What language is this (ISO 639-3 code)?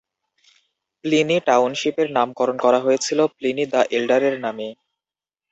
ben